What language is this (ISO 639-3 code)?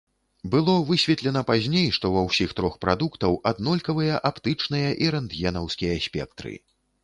bel